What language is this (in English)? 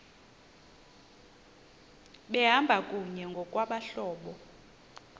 Xhosa